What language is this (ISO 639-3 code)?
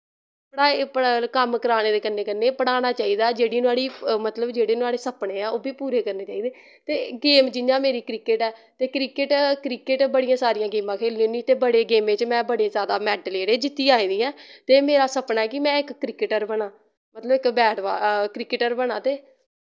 doi